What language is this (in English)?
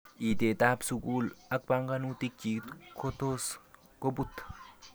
Kalenjin